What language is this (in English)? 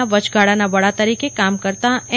Gujarati